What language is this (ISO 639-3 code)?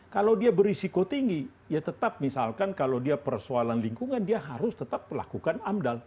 ind